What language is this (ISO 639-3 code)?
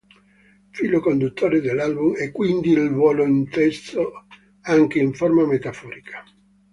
ita